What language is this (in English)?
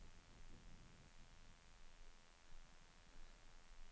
Norwegian